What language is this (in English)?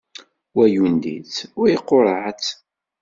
Kabyle